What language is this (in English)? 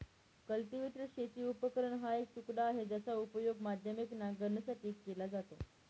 Marathi